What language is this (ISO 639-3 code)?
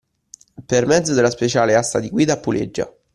ita